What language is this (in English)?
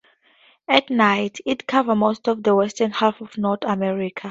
English